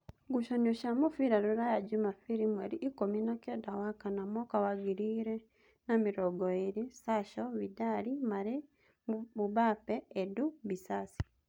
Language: Kikuyu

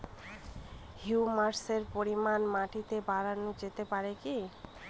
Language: Bangla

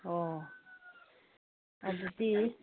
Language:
Manipuri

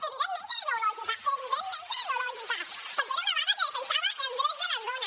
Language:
Catalan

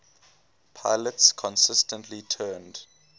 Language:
English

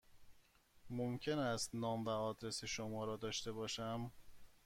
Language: Persian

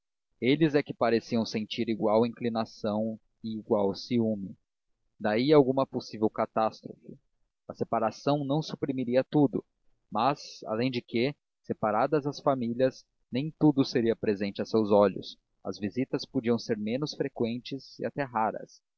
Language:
Portuguese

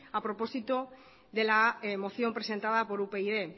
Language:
Spanish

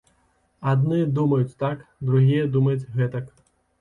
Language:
Belarusian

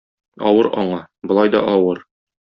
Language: Tatar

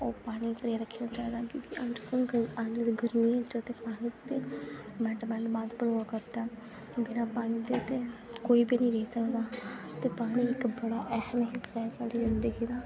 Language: Dogri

